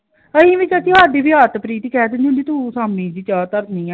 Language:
Punjabi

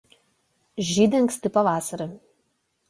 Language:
Lithuanian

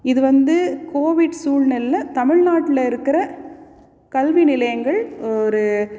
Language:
Tamil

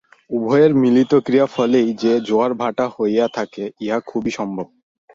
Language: Bangla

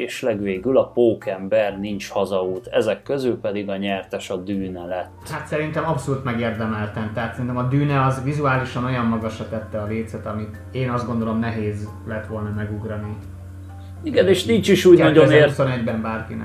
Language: Hungarian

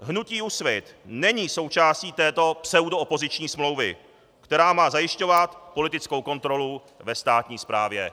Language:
Czech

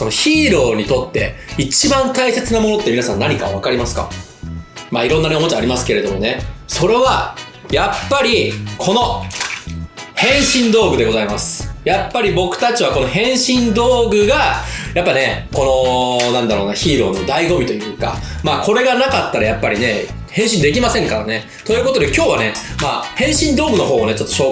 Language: Japanese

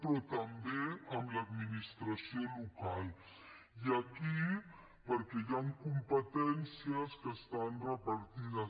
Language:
Catalan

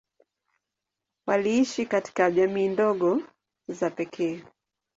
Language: Swahili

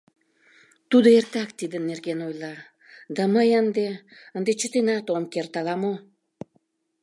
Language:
Mari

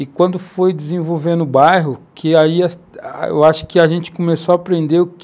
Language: Portuguese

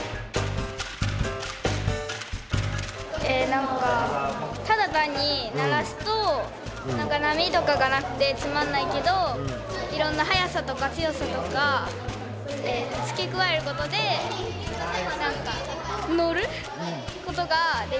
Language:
Japanese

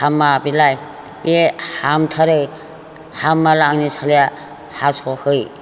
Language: Bodo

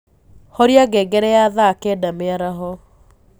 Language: Kikuyu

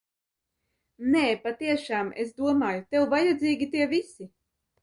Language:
Latvian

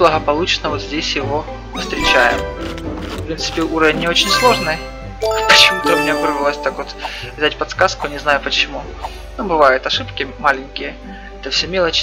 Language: Russian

